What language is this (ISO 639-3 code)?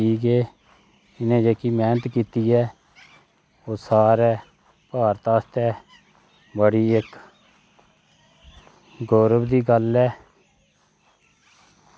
doi